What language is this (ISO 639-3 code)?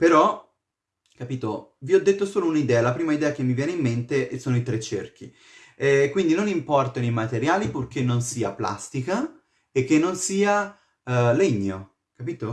ita